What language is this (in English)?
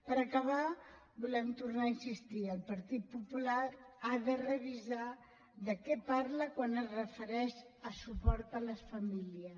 Catalan